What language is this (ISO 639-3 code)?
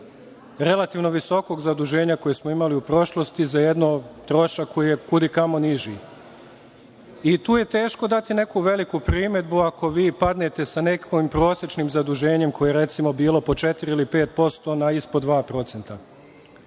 srp